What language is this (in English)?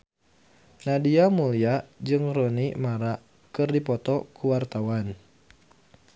Sundanese